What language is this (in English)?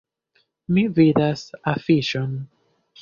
Esperanto